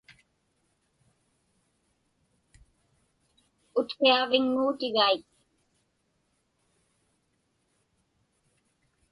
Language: Inupiaq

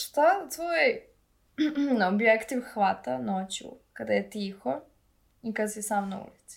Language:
Croatian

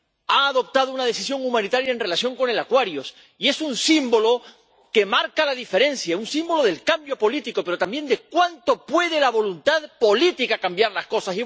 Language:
Spanish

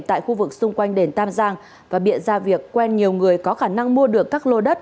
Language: Vietnamese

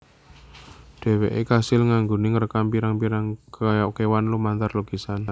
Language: Javanese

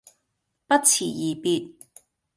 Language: Cantonese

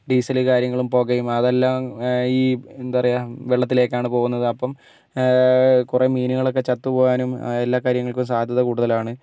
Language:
Malayalam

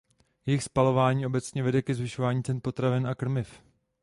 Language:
Czech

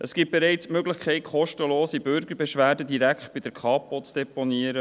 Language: Swiss German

